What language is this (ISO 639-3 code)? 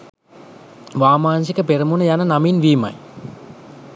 sin